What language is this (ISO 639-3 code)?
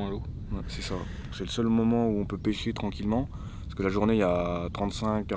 fra